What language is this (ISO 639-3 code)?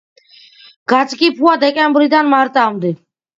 kat